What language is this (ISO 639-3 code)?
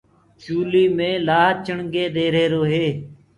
ggg